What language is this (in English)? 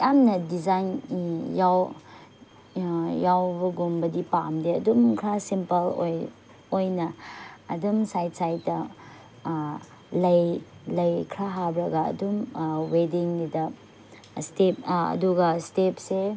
Manipuri